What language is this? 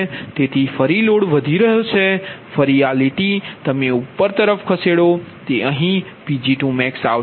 Gujarati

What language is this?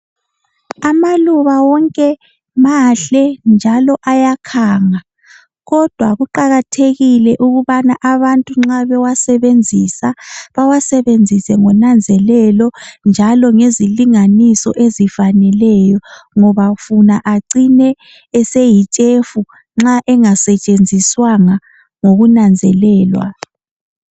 North Ndebele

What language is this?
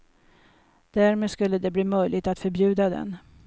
Swedish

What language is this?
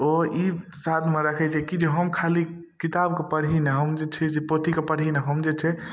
Maithili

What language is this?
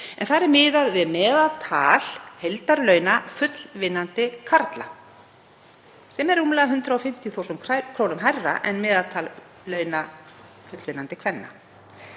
Icelandic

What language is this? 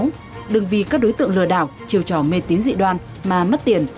Vietnamese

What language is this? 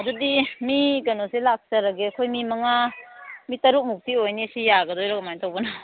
Manipuri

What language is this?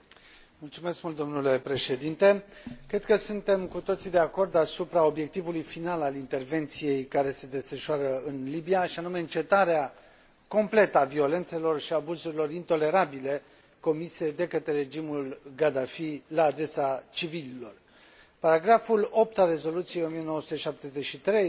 Romanian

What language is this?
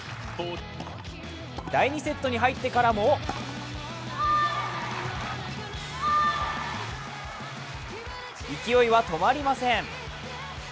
Japanese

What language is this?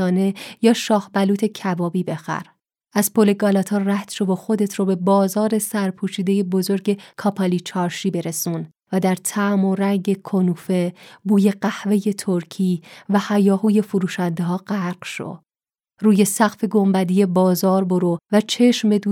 Persian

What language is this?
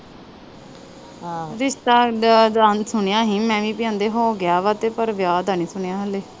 Punjabi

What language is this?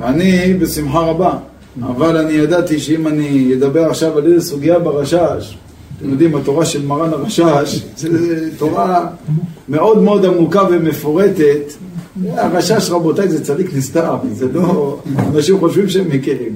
Hebrew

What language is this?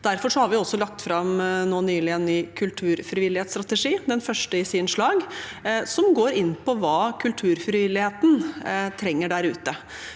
Norwegian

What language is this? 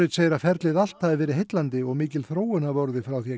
Icelandic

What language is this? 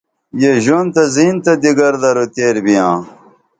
Dameli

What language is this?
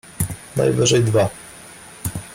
Polish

